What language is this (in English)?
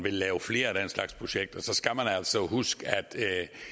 Danish